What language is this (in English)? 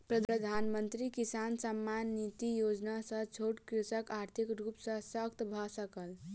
Maithili